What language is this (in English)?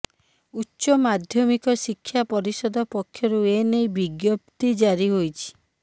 Odia